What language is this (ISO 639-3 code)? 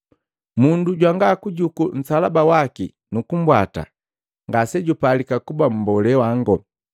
mgv